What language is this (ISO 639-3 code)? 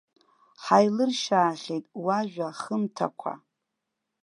abk